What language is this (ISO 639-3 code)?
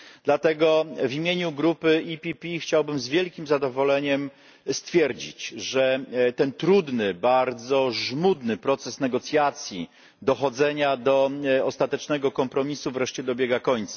pol